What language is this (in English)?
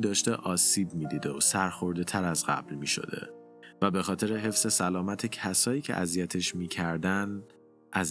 Persian